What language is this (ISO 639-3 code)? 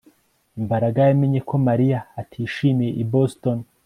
kin